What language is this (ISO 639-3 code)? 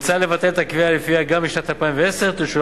heb